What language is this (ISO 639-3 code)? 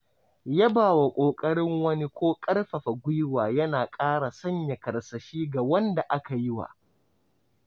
hau